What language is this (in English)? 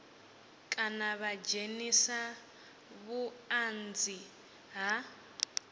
Venda